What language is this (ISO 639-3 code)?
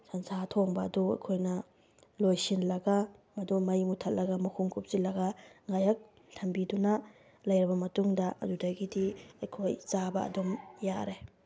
mni